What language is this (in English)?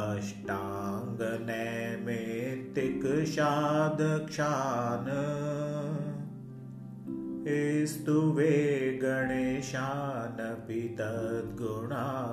Hindi